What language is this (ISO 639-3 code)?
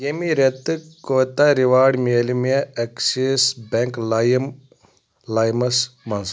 kas